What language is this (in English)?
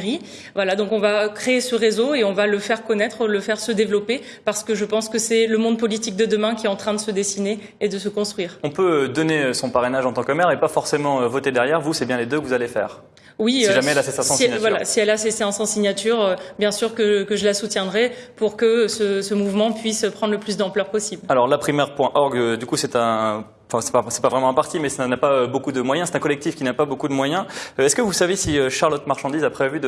French